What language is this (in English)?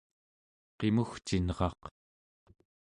Central Yupik